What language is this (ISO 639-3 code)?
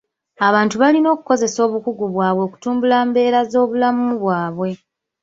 lug